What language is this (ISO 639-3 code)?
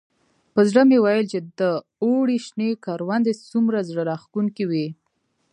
pus